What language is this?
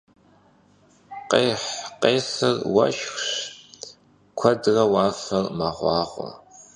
Kabardian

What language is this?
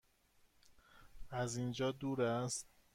Persian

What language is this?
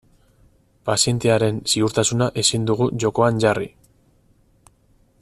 Basque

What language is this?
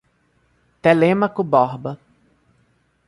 Portuguese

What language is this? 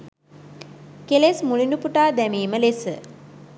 Sinhala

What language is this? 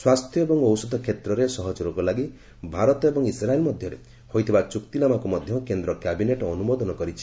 Odia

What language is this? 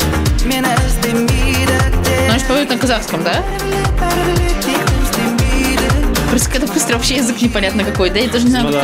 Russian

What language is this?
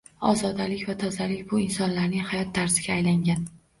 Uzbek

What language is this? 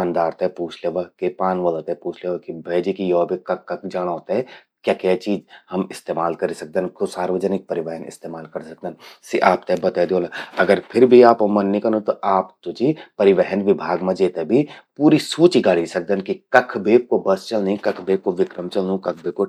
Garhwali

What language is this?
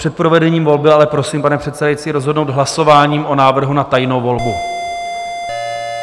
Czech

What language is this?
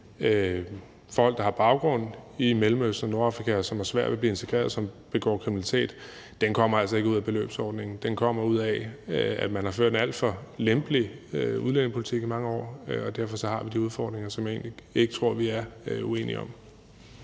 Danish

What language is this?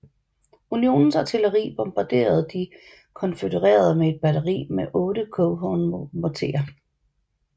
Danish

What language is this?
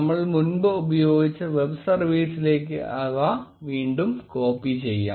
Malayalam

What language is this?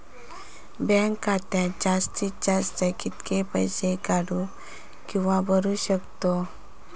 Marathi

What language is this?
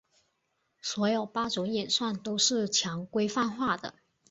Chinese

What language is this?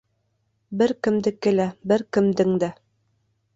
Bashkir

